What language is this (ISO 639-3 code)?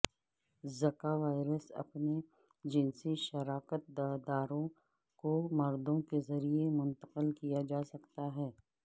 urd